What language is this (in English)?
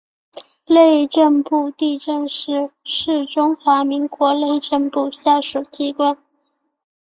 Chinese